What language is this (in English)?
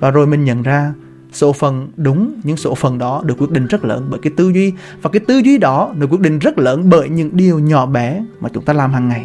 Vietnamese